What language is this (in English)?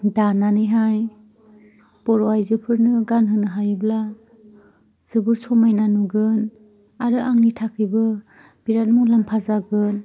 Bodo